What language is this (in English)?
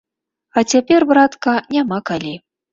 Belarusian